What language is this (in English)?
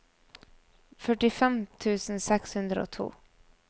Norwegian